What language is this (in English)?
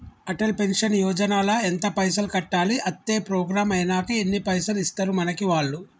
Telugu